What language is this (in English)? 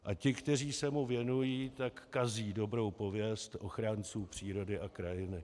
Czech